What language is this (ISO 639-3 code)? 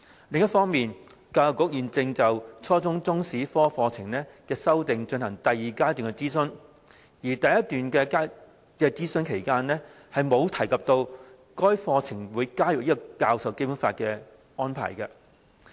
yue